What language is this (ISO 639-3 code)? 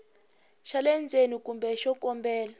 tso